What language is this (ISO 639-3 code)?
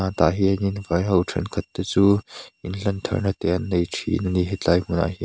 lus